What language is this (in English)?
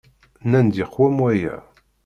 Kabyle